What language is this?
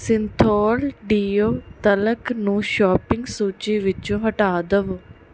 Punjabi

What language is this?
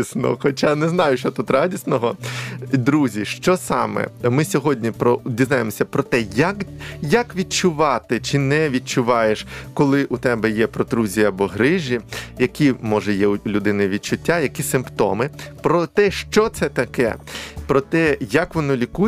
Ukrainian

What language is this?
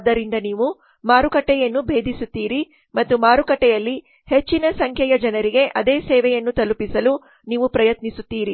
Kannada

